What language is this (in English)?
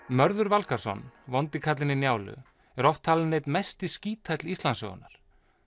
Icelandic